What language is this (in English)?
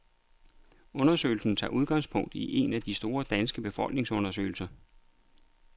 Danish